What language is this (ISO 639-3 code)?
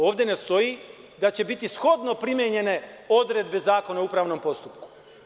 srp